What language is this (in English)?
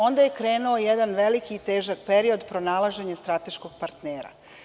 Serbian